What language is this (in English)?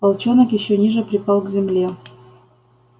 Russian